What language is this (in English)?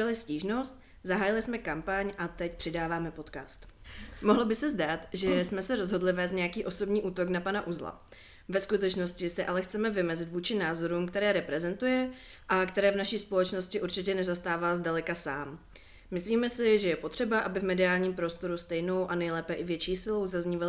Czech